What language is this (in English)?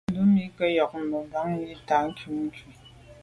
Medumba